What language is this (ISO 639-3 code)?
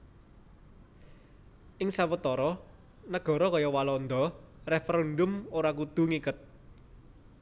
jav